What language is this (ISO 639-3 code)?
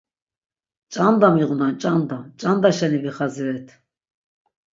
lzz